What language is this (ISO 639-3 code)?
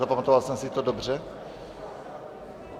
ces